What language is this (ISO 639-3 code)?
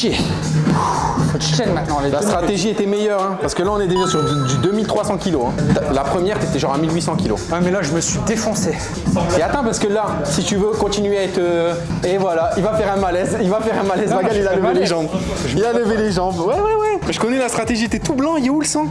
fra